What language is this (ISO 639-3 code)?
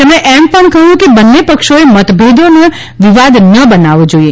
guj